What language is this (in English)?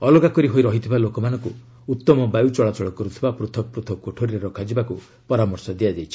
Odia